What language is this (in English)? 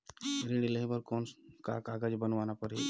Chhattisgarhi